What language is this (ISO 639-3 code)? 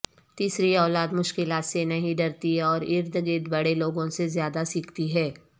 urd